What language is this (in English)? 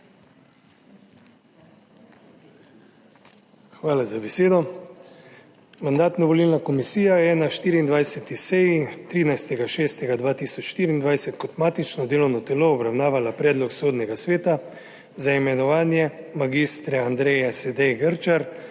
Slovenian